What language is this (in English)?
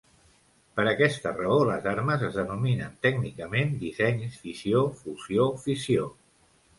Catalan